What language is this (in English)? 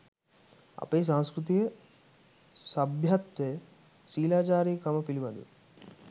Sinhala